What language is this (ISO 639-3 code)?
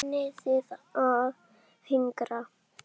isl